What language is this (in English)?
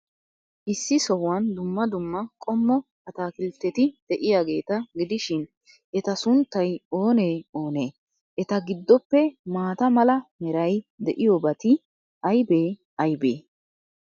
Wolaytta